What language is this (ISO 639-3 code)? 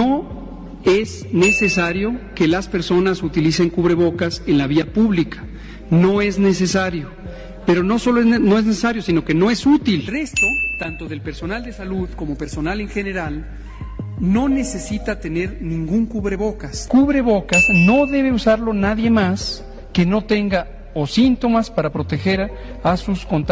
spa